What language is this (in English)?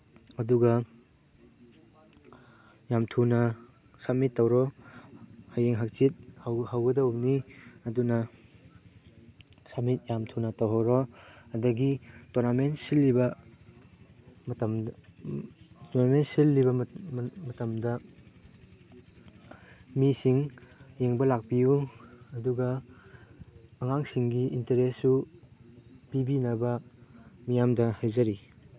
Manipuri